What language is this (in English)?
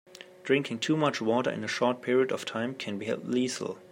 English